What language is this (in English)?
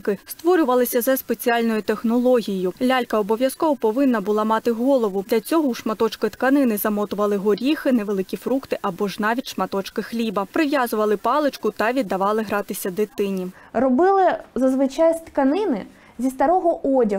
Ukrainian